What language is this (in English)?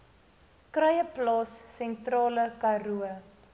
Afrikaans